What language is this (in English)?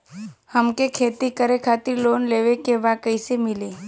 Bhojpuri